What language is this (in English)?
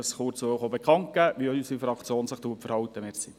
Swiss German